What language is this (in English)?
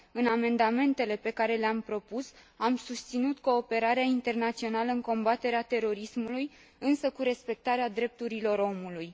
Romanian